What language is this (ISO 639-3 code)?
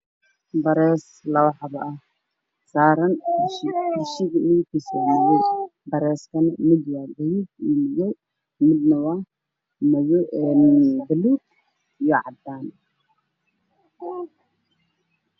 som